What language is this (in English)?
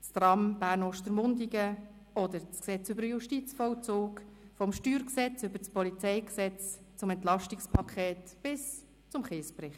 Swiss German